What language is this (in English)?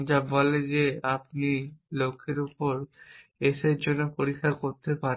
Bangla